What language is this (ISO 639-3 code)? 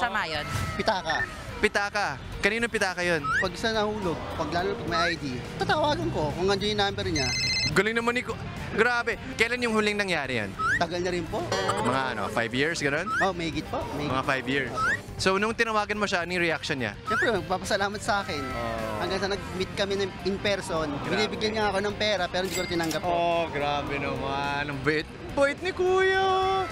fil